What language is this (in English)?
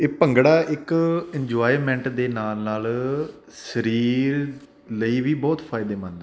Punjabi